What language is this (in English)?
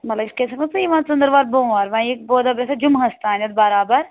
Kashmiri